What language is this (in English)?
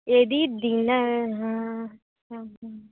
Sanskrit